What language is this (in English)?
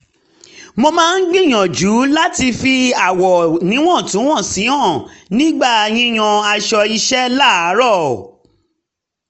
Yoruba